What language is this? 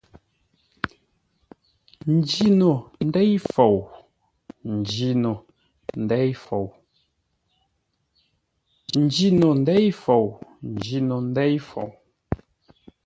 Ngombale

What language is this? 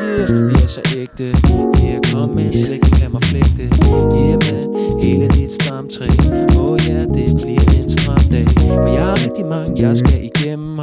Danish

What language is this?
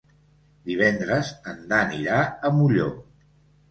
Catalan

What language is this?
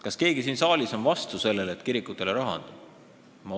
Estonian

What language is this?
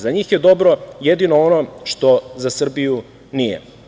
Serbian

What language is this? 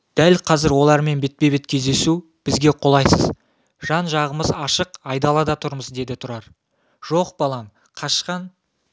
Kazakh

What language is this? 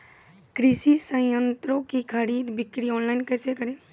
Maithili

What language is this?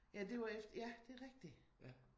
Danish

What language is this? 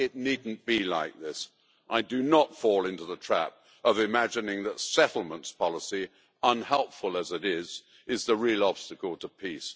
English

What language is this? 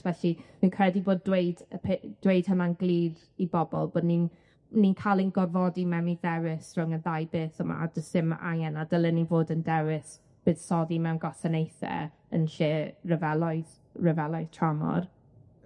Welsh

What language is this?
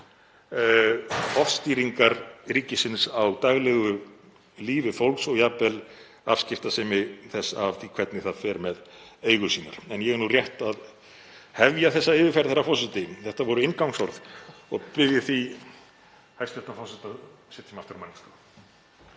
Icelandic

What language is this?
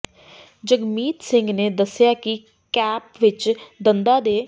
Punjabi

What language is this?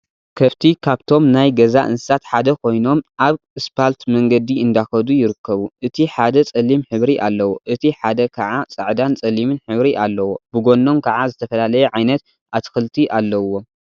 Tigrinya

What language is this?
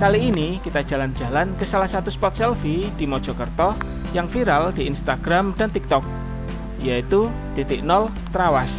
Indonesian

